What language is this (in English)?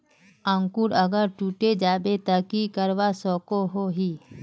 Magahi